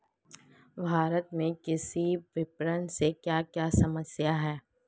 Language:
Hindi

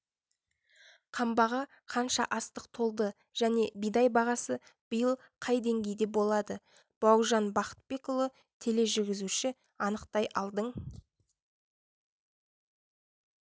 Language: Kazakh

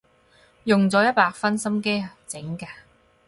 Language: Cantonese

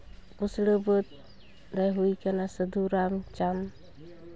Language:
Santali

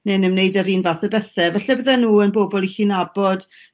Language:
Welsh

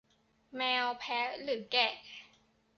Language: Thai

